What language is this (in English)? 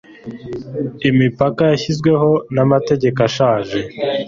Kinyarwanda